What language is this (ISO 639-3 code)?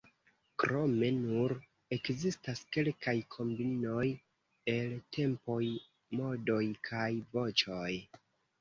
epo